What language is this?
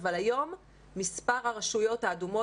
Hebrew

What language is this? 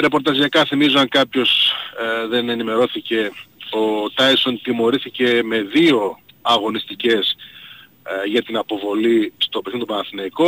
Greek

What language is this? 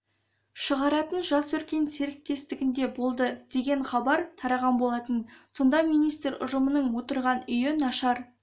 Kazakh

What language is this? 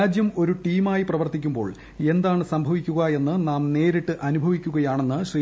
Malayalam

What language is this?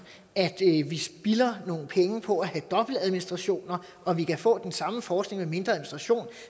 Danish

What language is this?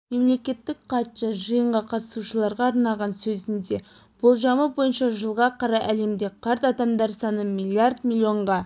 Kazakh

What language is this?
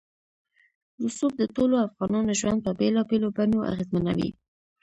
Pashto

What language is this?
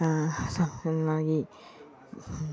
Malayalam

